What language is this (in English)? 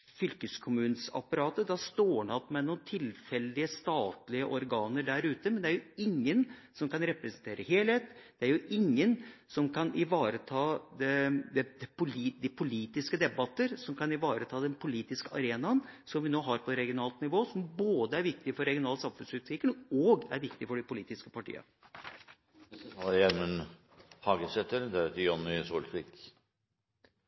Norwegian